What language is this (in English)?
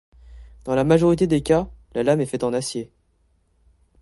French